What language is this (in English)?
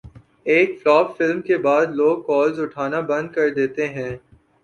Urdu